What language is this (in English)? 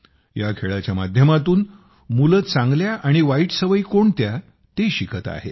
Marathi